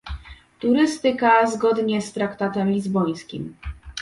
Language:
Polish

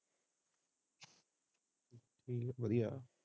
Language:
Punjabi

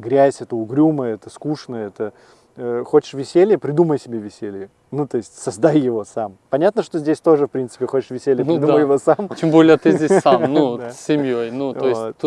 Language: Russian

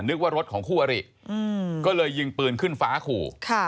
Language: Thai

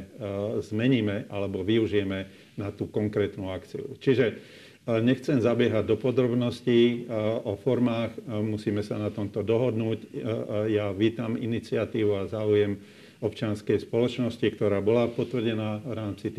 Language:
Slovak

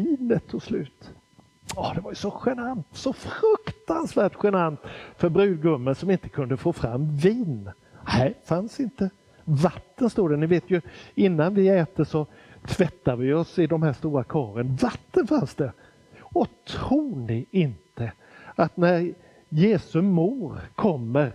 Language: Swedish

